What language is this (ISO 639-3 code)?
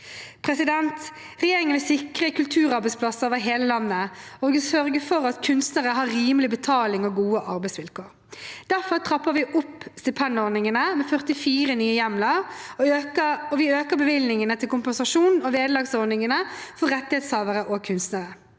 nor